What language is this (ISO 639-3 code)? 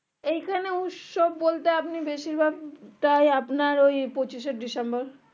ben